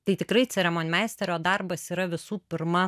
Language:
Lithuanian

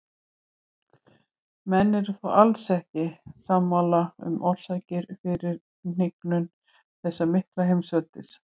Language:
Icelandic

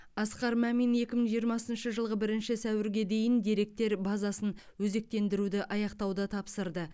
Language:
Kazakh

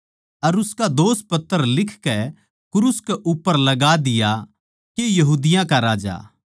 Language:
Haryanvi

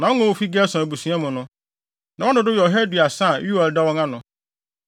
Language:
Akan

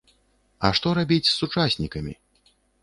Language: Belarusian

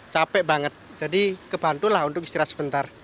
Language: Indonesian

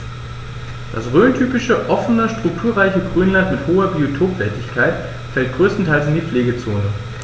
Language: German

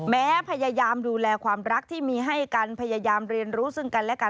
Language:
Thai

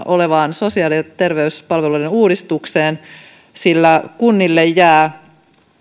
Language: Finnish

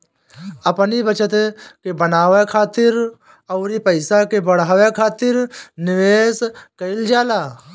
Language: Bhojpuri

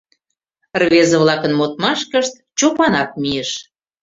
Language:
Mari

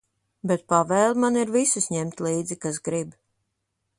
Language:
Latvian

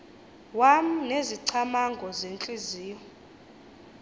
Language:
Xhosa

